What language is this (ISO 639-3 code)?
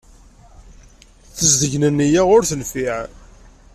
kab